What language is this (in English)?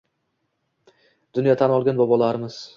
Uzbek